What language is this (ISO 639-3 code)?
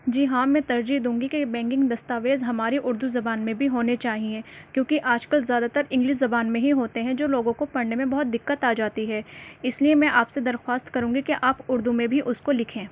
urd